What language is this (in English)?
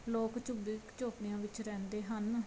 Punjabi